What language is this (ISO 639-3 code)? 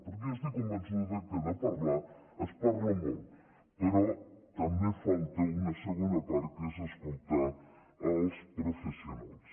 cat